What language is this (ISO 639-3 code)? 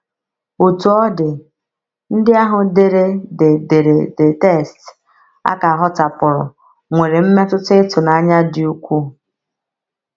ibo